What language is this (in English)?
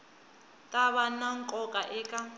Tsonga